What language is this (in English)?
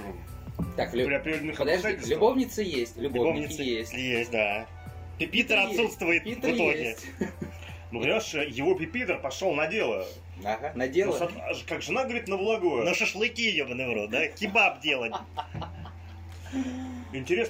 Russian